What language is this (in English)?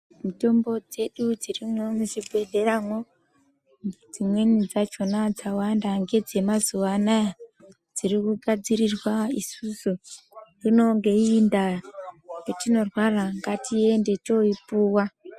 Ndau